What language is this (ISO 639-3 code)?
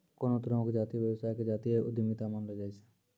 mai